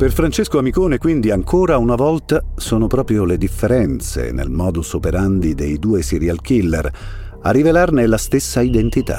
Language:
Italian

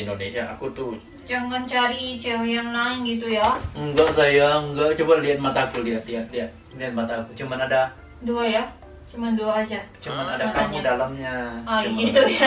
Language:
Indonesian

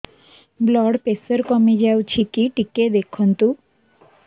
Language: Odia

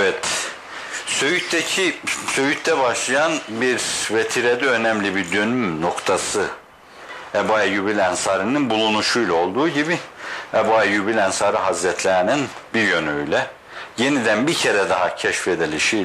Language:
Turkish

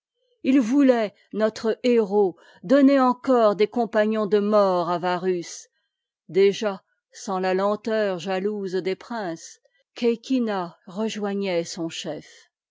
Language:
French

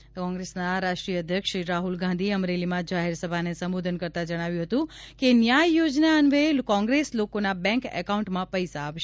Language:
Gujarati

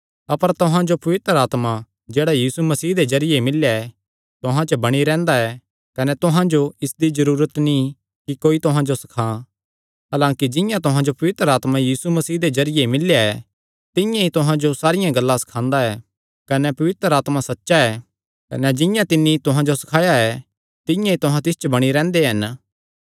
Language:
Kangri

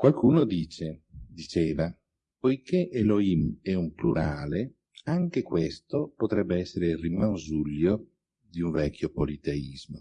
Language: Italian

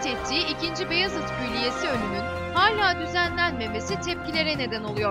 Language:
Turkish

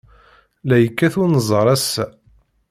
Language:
Kabyle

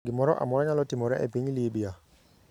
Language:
Luo (Kenya and Tanzania)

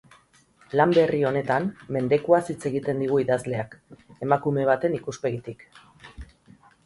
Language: Basque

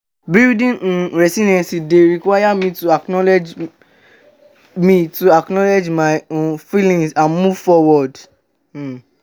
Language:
Nigerian Pidgin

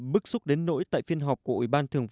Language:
Vietnamese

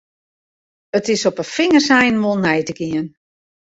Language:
Western Frisian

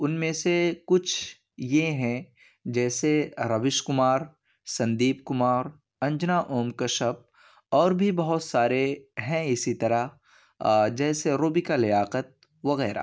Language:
Urdu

